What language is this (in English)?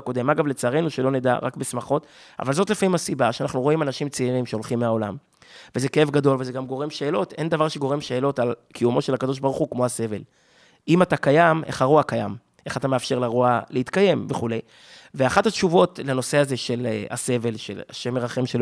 Hebrew